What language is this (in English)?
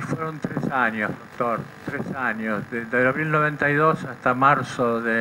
Spanish